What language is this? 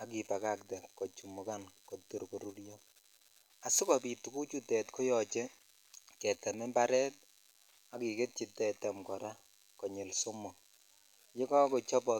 Kalenjin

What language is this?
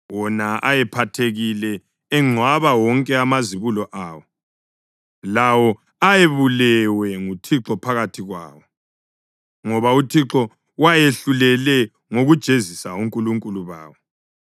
North Ndebele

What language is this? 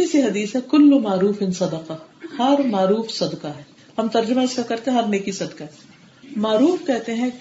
Urdu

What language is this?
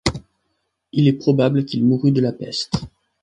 French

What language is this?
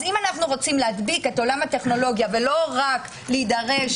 Hebrew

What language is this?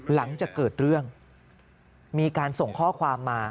Thai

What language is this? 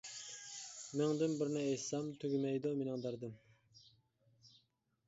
Uyghur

